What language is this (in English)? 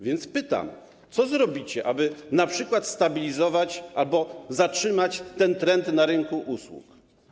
Polish